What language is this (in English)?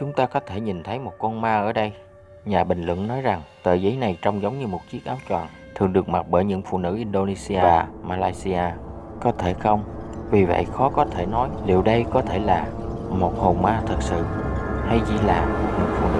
Vietnamese